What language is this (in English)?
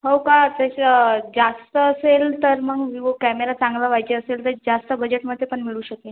Marathi